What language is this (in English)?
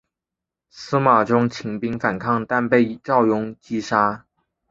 Chinese